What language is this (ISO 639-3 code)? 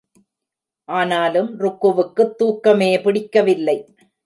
tam